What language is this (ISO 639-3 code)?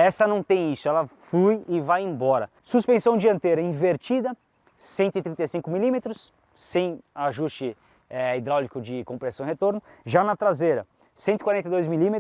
por